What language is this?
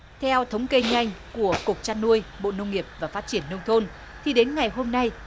Vietnamese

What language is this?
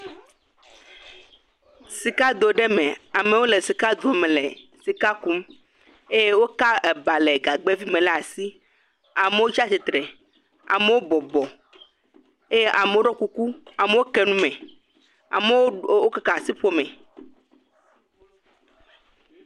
Ewe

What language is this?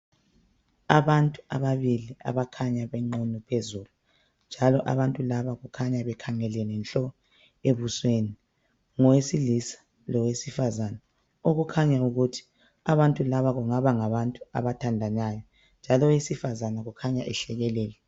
North Ndebele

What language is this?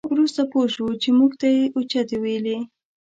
Pashto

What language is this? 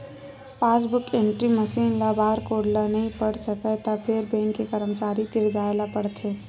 Chhattisgarhi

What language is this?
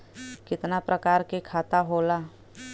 Bhojpuri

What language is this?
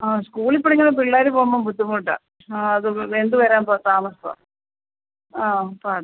Malayalam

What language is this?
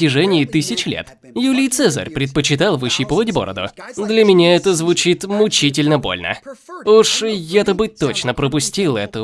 Russian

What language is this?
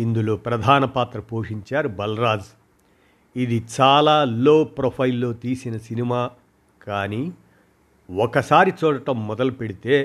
Telugu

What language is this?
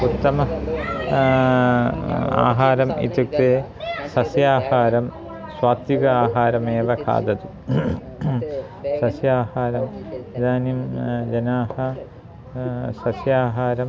Sanskrit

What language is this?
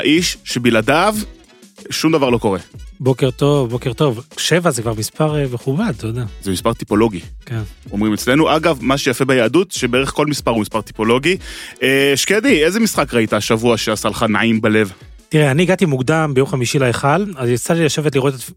Hebrew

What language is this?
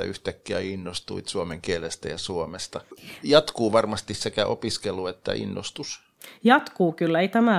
Finnish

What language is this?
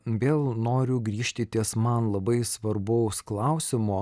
Lithuanian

